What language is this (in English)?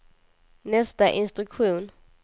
Swedish